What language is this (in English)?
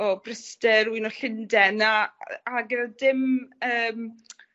Welsh